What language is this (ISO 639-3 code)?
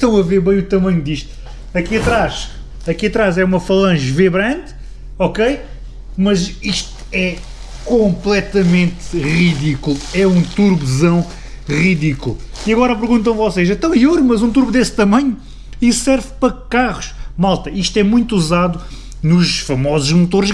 por